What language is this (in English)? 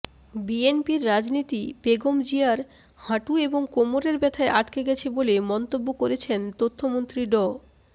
Bangla